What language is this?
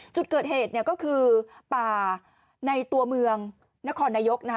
Thai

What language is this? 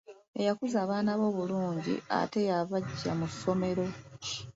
Ganda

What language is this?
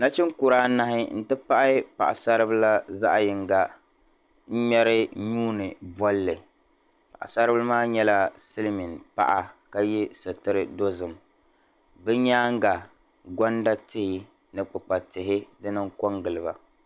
Dagbani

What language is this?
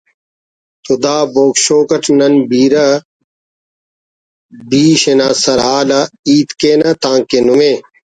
Brahui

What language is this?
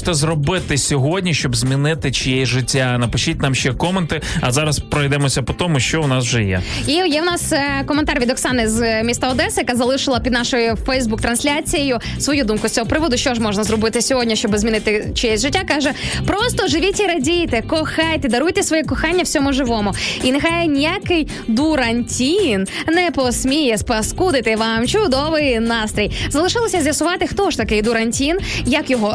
Ukrainian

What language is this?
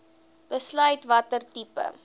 Afrikaans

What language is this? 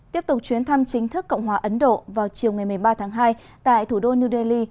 Vietnamese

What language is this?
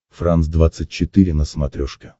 Russian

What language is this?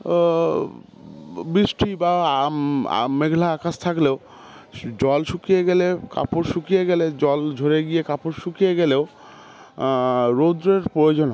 Bangla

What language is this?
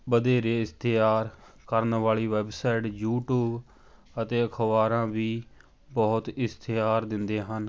Punjabi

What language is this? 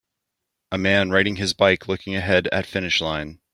English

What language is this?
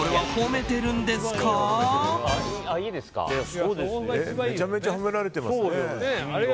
Japanese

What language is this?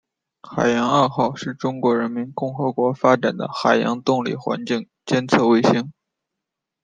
Chinese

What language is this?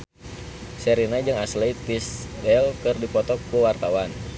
Sundanese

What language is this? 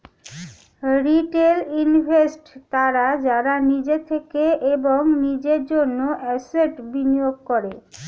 Bangla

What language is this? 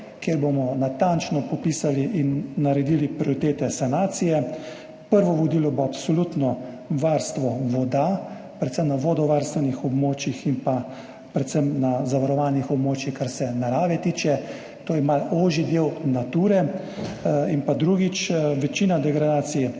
Slovenian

